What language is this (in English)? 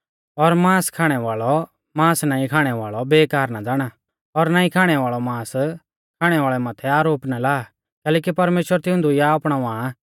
Mahasu Pahari